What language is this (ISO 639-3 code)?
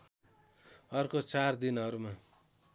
nep